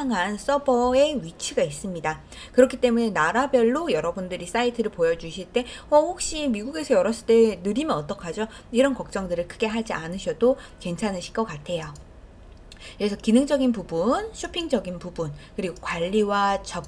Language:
Korean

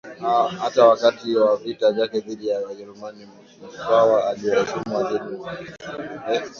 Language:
Swahili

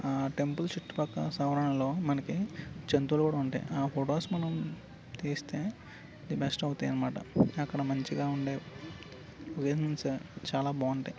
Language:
Telugu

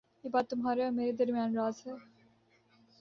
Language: Urdu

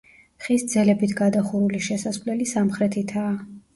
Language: Georgian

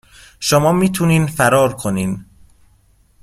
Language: Persian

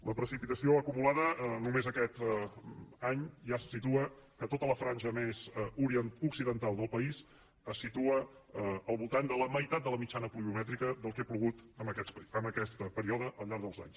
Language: Catalan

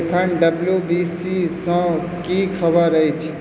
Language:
Maithili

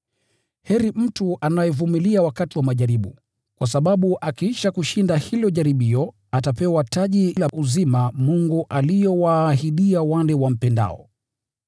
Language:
Swahili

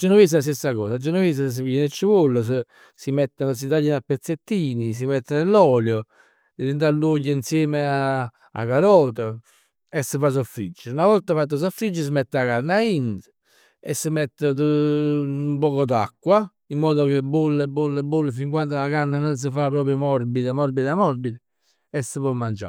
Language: Neapolitan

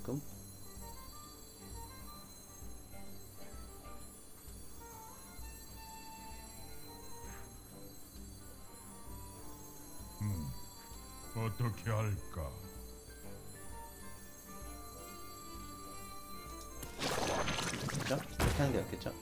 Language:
Korean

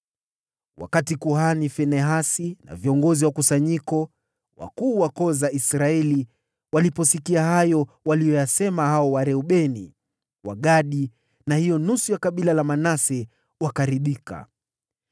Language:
Swahili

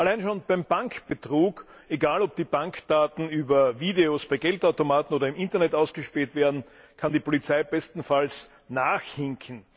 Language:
German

